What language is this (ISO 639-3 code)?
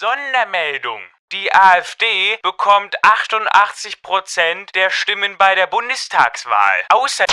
deu